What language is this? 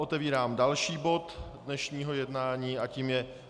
Czech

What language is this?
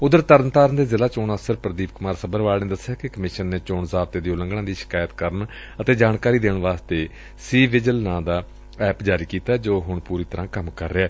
Punjabi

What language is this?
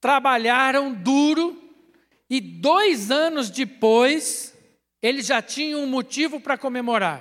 Portuguese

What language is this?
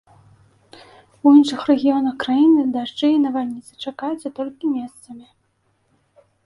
Belarusian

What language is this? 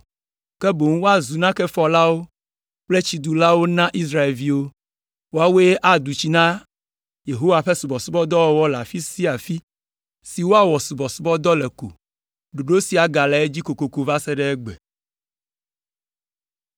Ewe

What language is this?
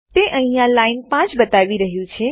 Gujarati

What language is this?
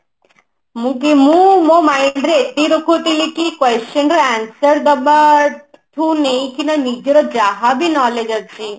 Odia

